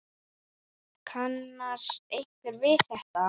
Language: Icelandic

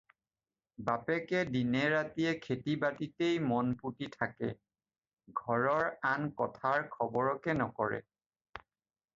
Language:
Assamese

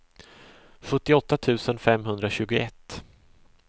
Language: Swedish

